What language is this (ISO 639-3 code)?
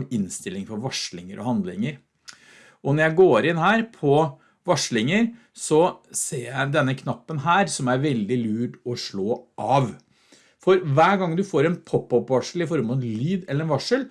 nor